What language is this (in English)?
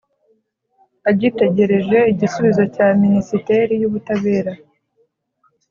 Kinyarwanda